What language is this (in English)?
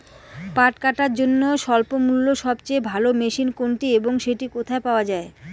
Bangla